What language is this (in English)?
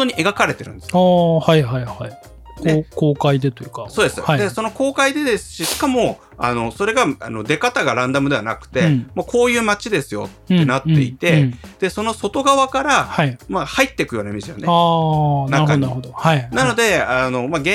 Japanese